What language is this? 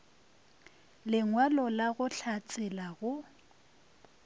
Northern Sotho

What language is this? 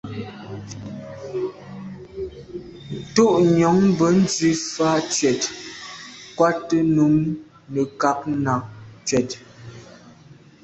Medumba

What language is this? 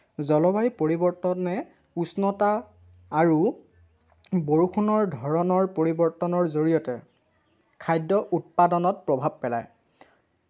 Assamese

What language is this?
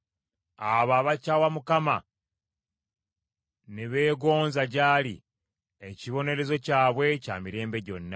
Ganda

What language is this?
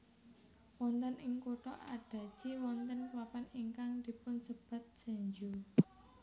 Javanese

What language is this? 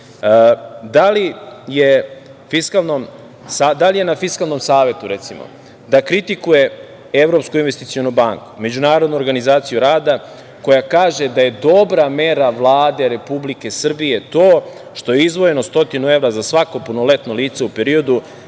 Serbian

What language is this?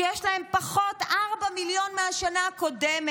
Hebrew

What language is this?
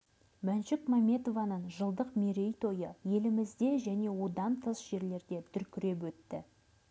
Kazakh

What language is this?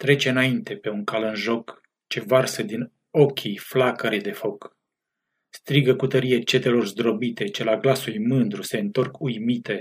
Romanian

